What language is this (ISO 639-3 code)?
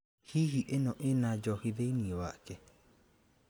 kik